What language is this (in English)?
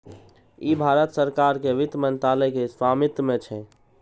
Maithili